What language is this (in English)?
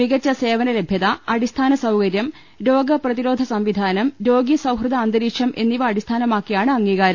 Malayalam